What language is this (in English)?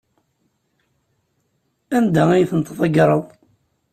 Kabyle